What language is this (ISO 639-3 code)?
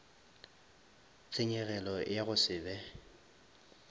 nso